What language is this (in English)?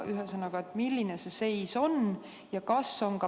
Estonian